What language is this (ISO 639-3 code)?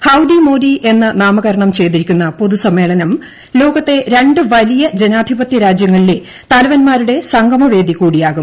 mal